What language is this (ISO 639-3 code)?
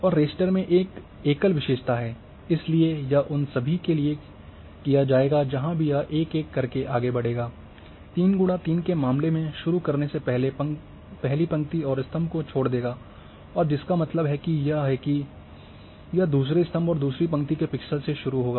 hin